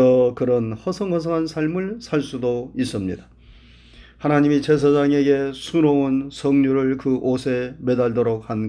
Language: Korean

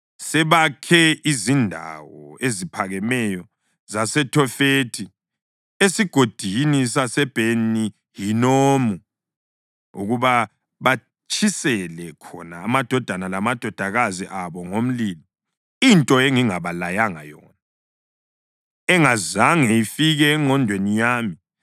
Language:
North Ndebele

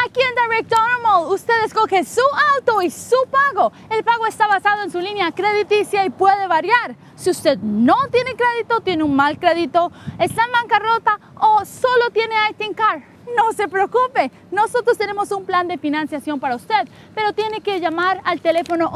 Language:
Spanish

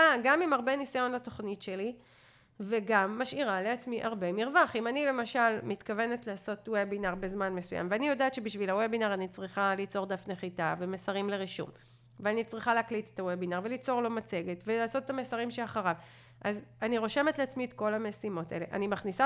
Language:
Hebrew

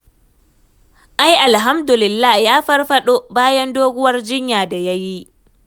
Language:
Hausa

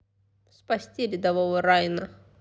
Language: Russian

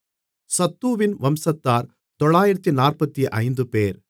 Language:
Tamil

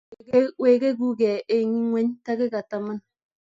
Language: Kalenjin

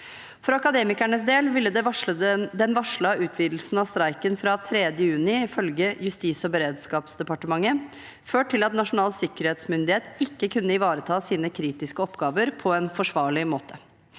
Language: Norwegian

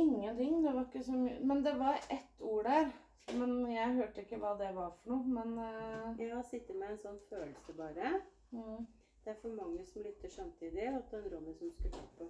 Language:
Danish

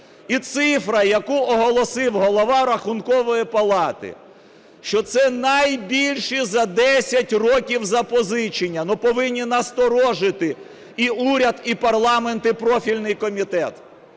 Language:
Ukrainian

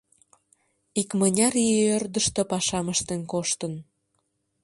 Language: Mari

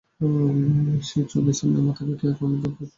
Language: Bangla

